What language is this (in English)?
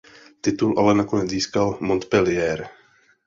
Czech